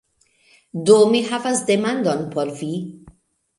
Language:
Esperanto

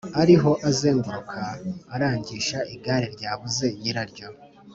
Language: Kinyarwanda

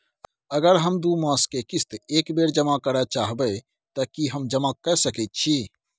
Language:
Maithili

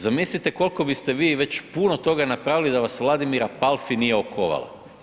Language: Croatian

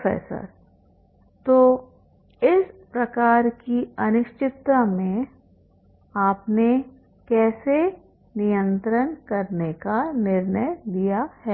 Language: Hindi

